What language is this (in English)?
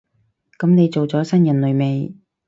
Cantonese